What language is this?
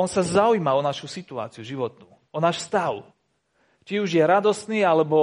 Slovak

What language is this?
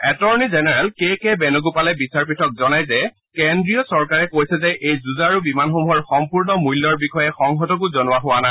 Assamese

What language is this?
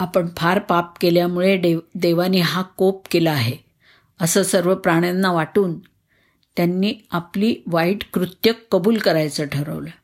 Marathi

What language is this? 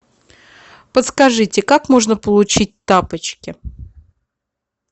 Russian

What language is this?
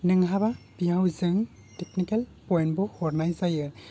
Bodo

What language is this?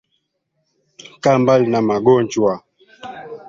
Swahili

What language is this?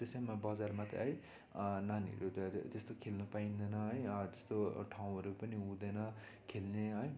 Nepali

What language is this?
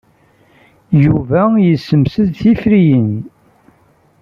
Kabyle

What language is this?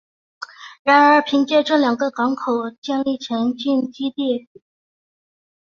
Chinese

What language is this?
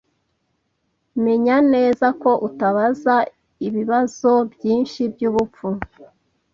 Kinyarwanda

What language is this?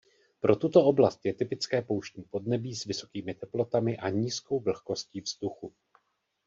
Czech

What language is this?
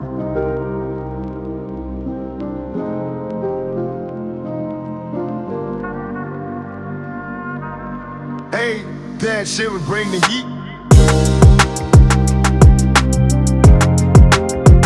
English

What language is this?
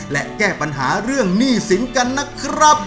Thai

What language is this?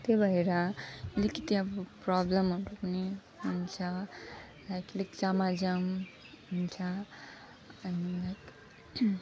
Nepali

